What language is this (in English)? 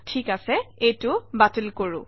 Assamese